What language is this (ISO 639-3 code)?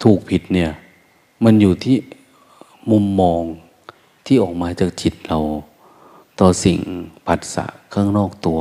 tha